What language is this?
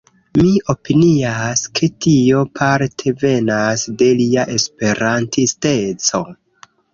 Esperanto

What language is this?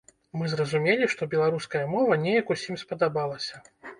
Belarusian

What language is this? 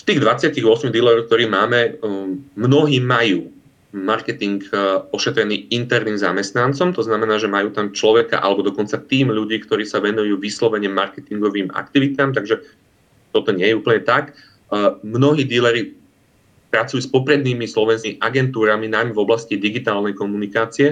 Slovak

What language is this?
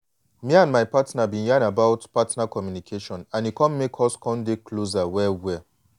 Nigerian Pidgin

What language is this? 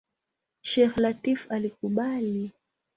Swahili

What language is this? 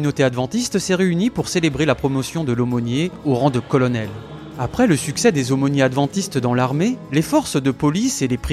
French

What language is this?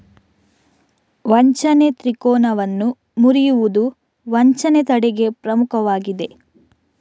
Kannada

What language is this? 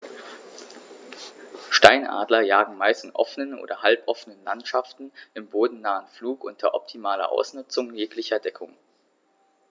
German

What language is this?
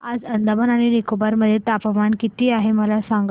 Marathi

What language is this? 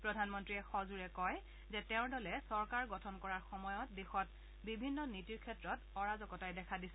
Assamese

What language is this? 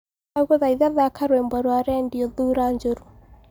Kikuyu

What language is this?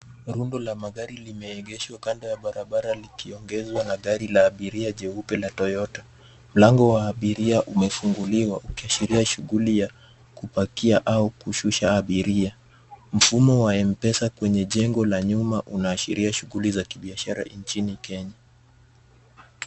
Swahili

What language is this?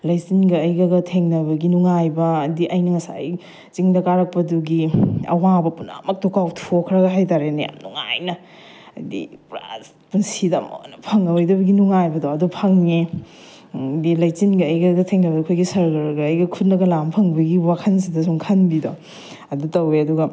Manipuri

